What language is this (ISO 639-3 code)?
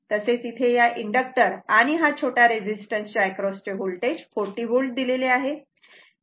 mar